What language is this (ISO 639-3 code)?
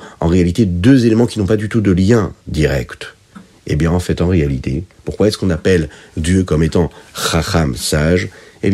fra